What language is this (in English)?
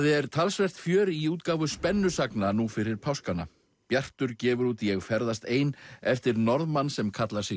Icelandic